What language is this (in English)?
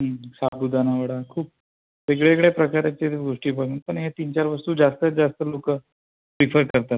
Marathi